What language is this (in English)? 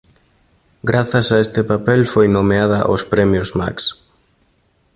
Galician